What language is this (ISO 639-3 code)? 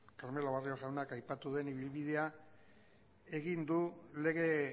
eus